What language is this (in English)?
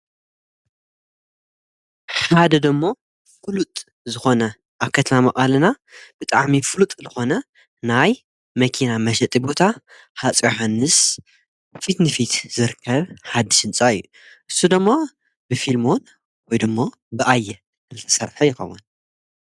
Tigrinya